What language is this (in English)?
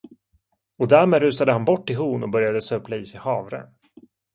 Swedish